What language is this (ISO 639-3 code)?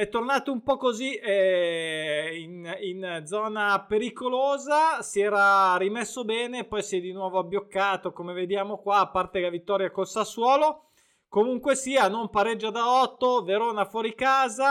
ita